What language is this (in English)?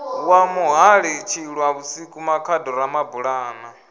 Venda